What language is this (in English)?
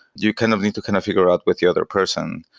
English